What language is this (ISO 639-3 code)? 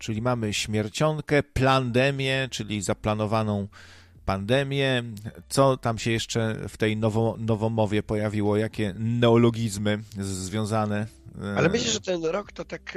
pol